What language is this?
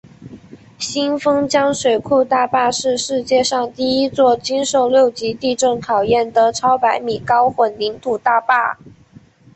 Chinese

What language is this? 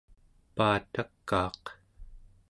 Central Yupik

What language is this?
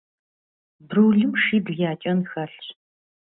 Kabardian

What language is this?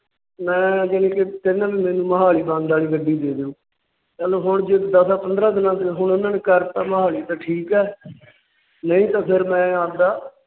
Punjabi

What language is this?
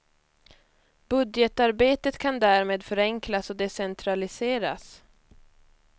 Swedish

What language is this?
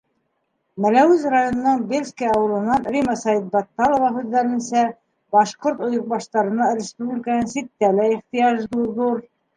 Bashkir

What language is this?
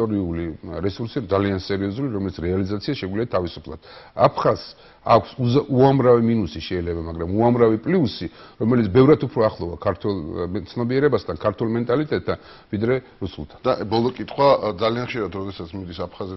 Romanian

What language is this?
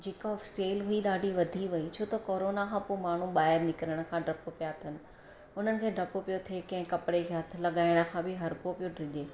Sindhi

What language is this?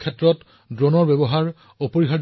Assamese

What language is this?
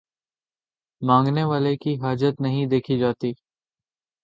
Urdu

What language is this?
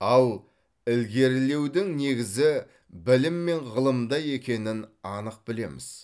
Kazakh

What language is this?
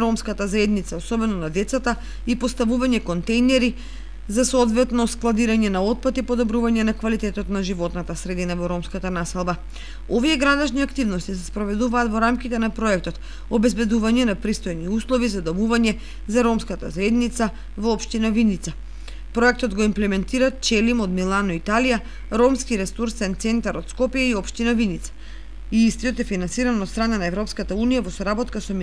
Macedonian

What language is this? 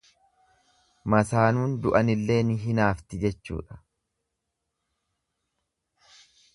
Oromo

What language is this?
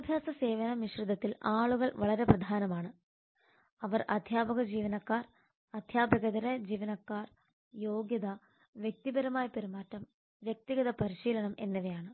Malayalam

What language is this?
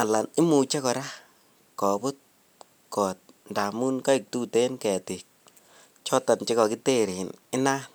Kalenjin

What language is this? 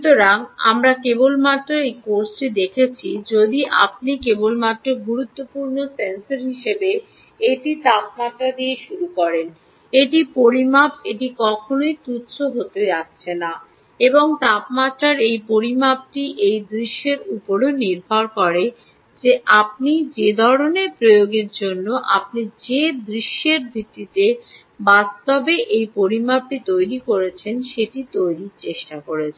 Bangla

